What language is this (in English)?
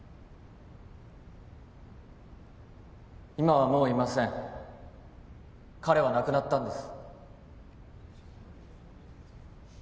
Japanese